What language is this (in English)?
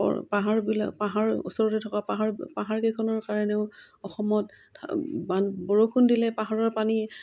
Assamese